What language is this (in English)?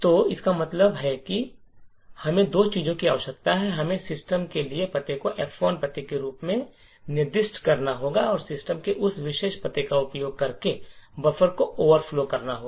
Hindi